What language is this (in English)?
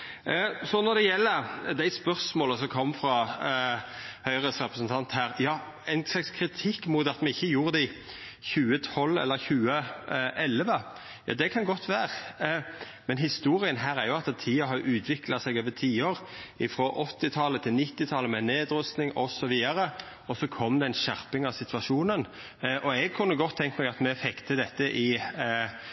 Norwegian Nynorsk